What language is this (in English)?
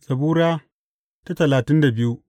Hausa